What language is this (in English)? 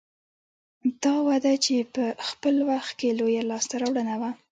Pashto